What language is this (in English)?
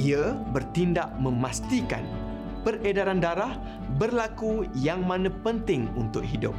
Malay